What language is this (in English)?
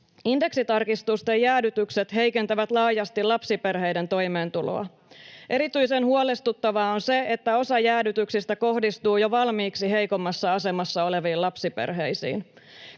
Finnish